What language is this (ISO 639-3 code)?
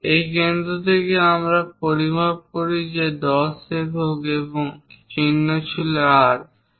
ben